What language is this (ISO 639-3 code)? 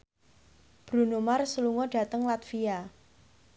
jav